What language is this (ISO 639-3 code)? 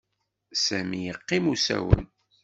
kab